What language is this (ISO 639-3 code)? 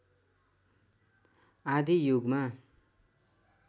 nep